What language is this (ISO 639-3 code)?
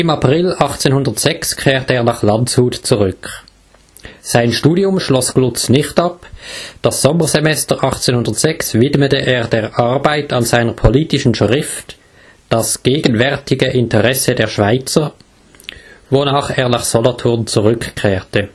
deu